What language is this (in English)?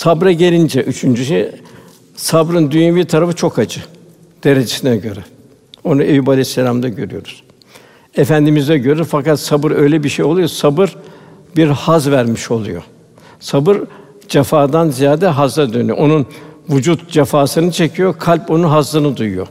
Turkish